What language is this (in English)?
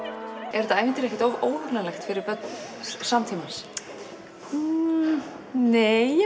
Icelandic